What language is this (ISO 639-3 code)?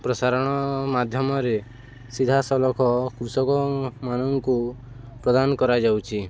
ori